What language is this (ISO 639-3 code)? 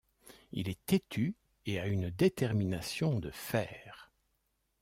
fra